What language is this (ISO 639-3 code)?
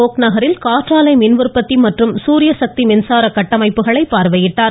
tam